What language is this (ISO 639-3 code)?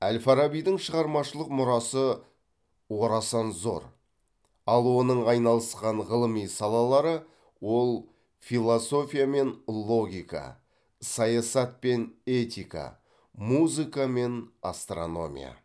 kaz